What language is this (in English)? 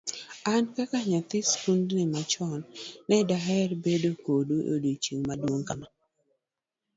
Luo (Kenya and Tanzania)